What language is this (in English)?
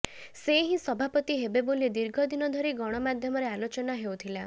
Odia